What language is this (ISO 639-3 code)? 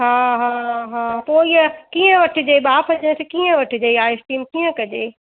snd